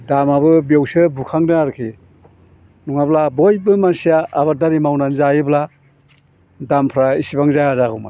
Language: Bodo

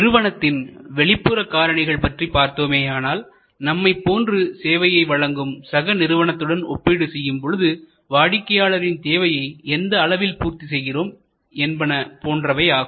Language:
Tamil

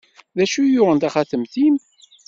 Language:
Kabyle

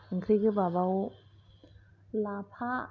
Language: Bodo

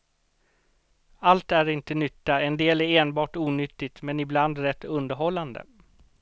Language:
Swedish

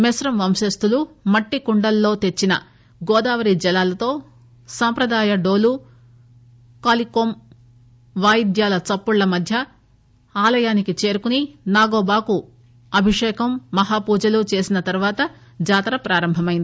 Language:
Telugu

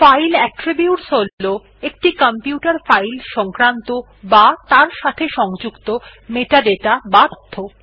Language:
Bangla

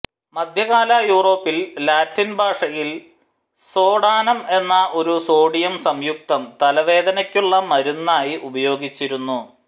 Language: Malayalam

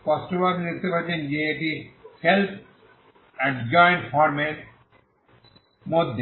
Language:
Bangla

